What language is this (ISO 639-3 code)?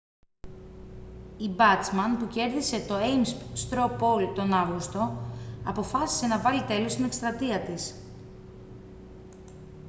ell